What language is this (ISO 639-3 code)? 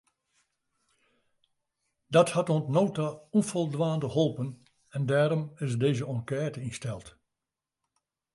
fry